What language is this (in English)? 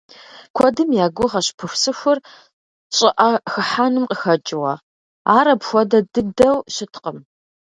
Kabardian